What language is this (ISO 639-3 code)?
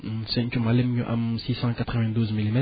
wol